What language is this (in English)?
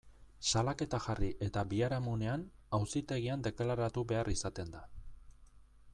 Basque